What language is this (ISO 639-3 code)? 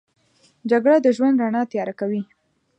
pus